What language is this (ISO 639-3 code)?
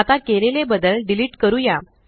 mar